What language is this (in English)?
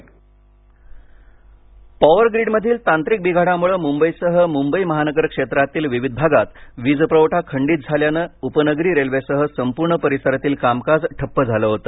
Marathi